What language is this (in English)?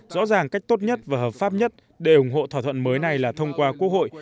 Vietnamese